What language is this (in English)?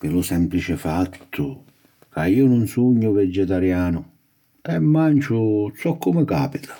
Sicilian